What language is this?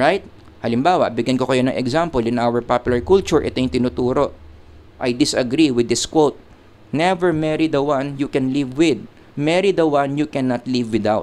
Filipino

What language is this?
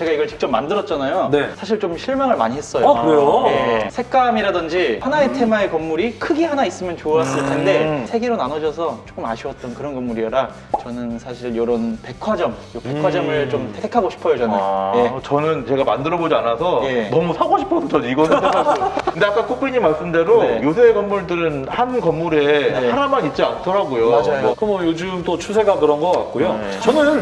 Korean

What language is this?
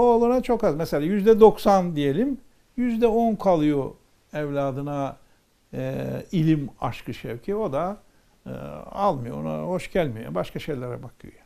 Turkish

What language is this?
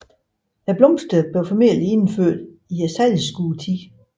Danish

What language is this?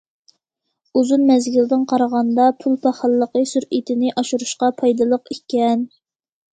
Uyghur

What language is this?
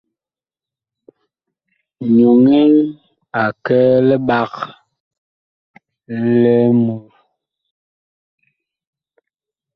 Bakoko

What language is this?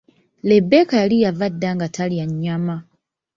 Ganda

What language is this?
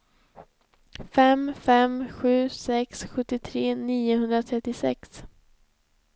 Swedish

